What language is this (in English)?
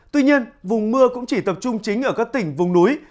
Vietnamese